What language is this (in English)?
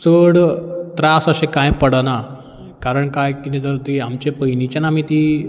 Konkani